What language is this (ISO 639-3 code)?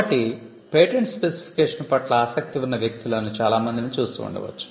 tel